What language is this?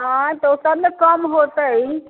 Maithili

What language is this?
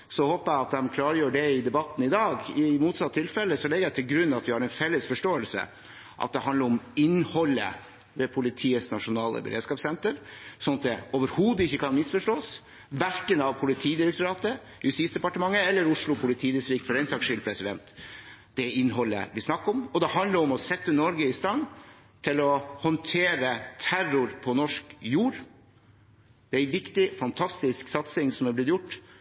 Norwegian Bokmål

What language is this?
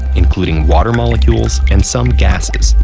English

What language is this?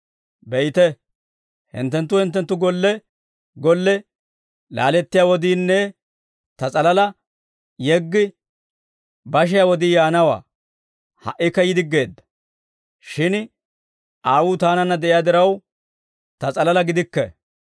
Dawro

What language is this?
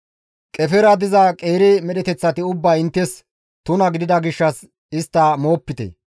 Gamo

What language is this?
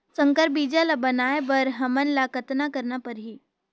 Chhattisgarhi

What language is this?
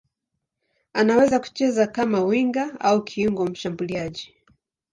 Swahili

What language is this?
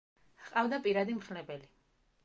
Georgian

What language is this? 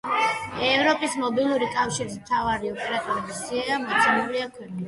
Georgian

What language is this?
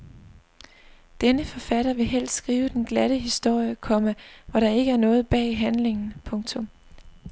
Danish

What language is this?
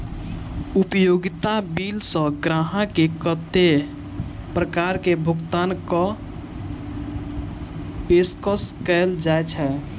Maithili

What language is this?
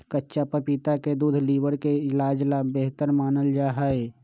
Magahi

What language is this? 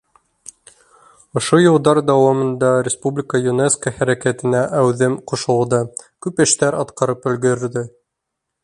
Bashkir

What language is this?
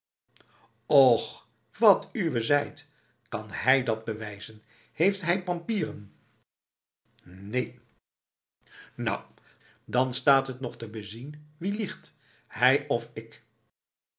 Dutch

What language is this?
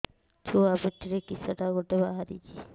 Odia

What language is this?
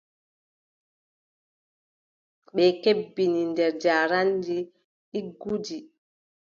Adamawa Fulfulde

